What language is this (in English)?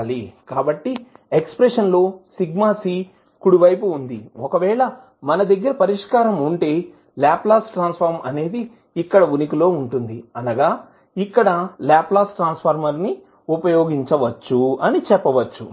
Telugu